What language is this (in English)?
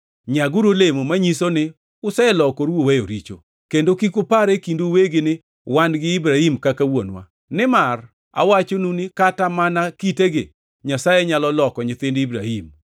Luo (Kenya and Tanzania)